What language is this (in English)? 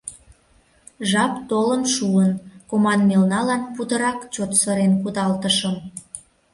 Mari